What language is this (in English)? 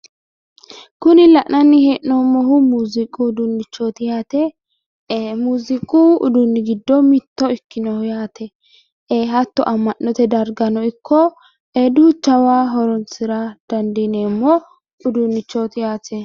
Sidamo